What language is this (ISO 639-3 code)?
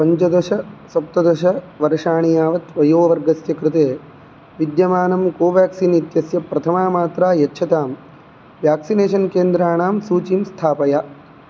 san